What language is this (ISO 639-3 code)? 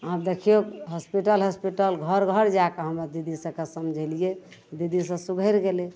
mai